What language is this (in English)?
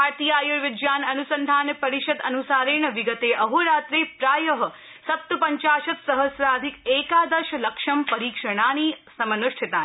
Sanskrit